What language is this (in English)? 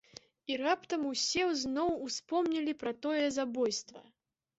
Belarusian